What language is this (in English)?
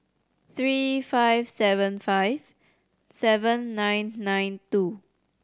English